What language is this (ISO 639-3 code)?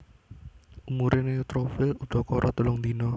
jav